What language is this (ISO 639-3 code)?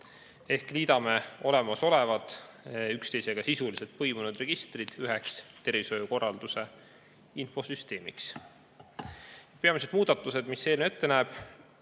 est